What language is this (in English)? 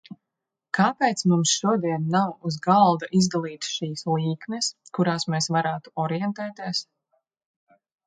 Latvian